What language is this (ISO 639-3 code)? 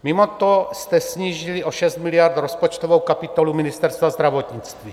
ces